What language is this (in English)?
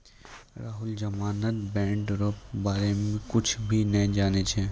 Maithili